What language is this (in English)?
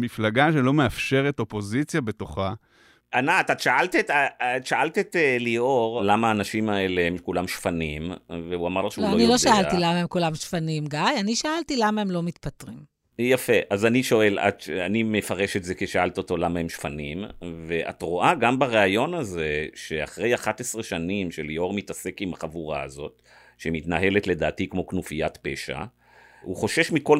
Hebrew